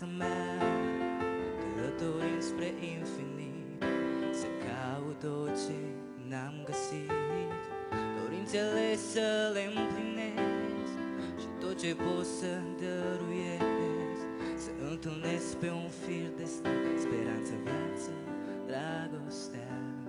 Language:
Romanian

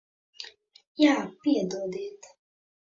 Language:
Latvian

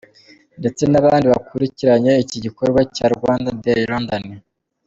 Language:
Kinyarwanda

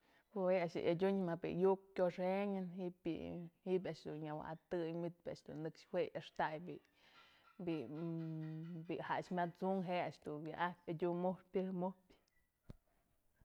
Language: Mazatlán Mixe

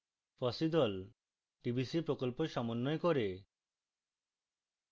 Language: Bangla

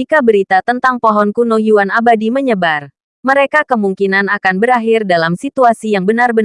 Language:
Indonesian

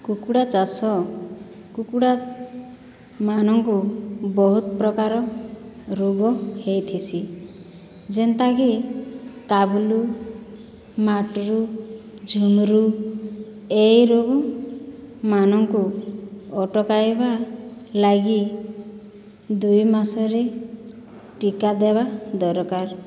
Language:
Odia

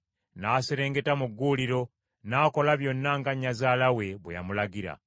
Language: Ganda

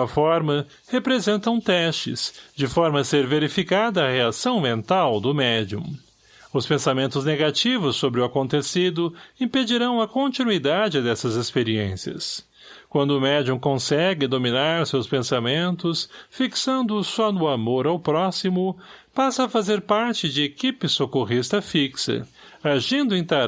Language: Portuguese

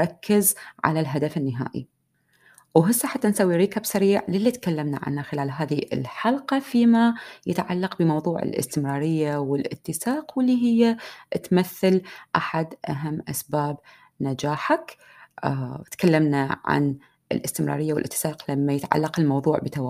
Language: Arabic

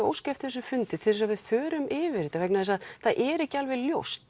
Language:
Icelandic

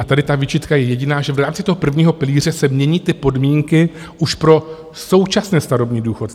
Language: Czech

